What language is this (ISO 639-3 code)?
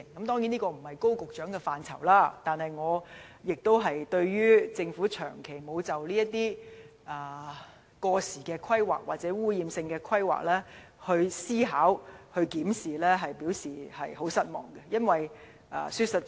yue